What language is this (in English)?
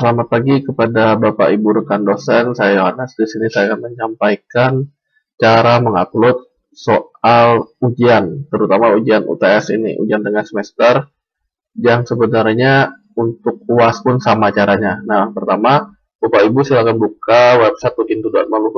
Indonesian